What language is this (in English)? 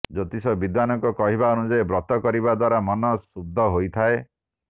Odia